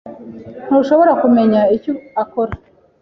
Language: Kinyarwanda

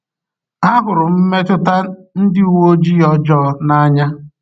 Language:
Igbo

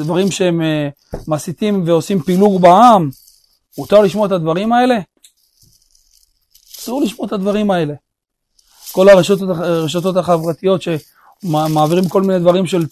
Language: Hebrew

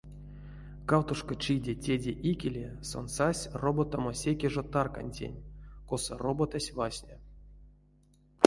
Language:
Erzya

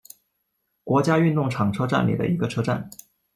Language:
Chinese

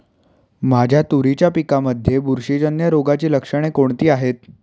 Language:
Marathi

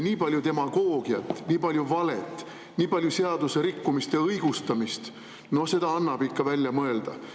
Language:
Estonian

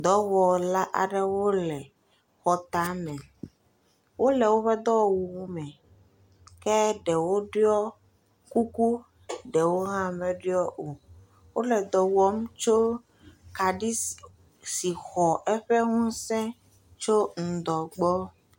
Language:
Ewe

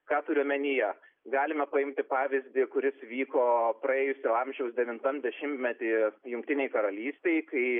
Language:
Lithuanian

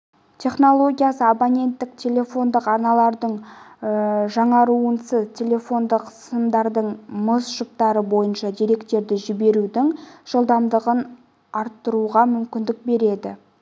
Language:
Kazakh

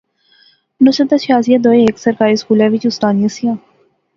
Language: Pahari-Potwari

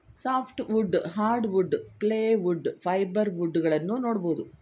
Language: Kannada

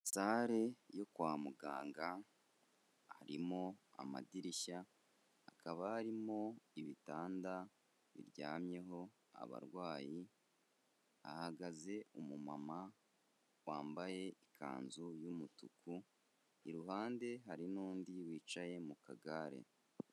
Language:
Kinyarwanda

